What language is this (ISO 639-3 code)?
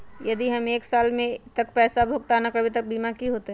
mag